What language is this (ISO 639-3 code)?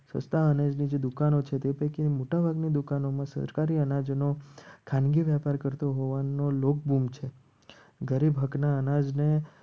guj